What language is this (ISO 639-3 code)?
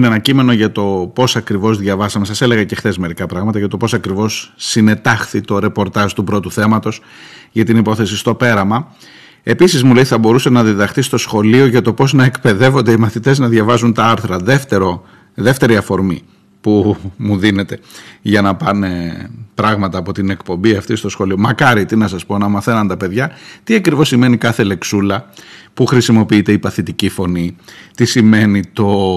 ell